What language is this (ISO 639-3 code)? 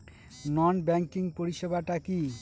ben